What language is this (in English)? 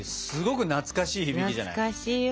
Japanese